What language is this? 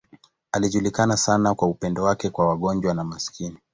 Swahili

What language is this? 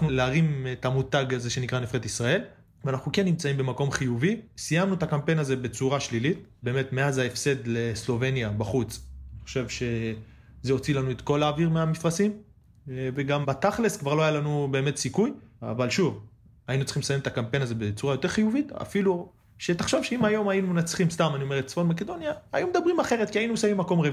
Hebrew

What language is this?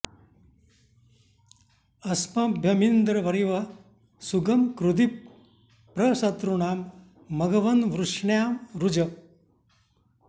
Sanskrit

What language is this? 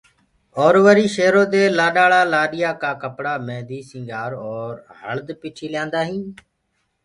Gurgula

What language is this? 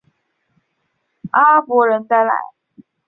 Chinese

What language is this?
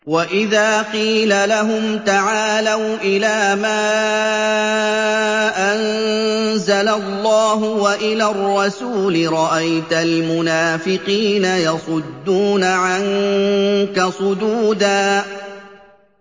Arabic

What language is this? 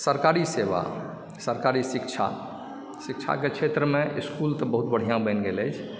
Maithili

